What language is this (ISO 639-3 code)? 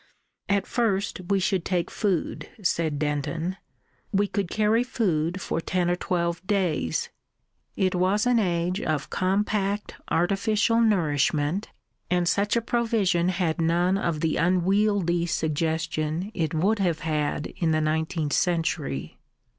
eng